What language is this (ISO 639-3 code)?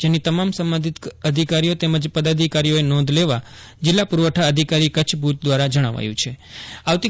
guj